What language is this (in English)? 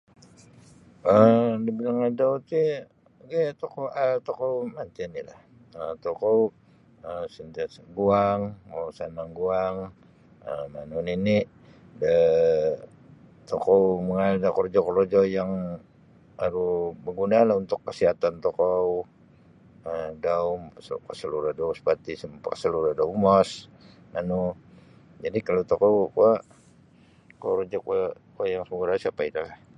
Sabah Bisaya